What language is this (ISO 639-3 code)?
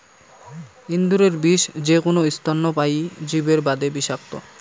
ben